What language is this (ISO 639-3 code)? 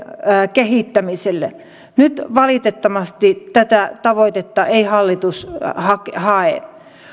fin